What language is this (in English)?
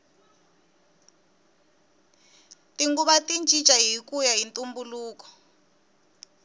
Tsonga